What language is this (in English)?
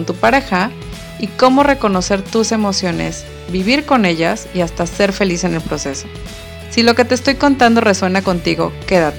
Spanish